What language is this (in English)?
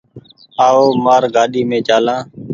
Goaria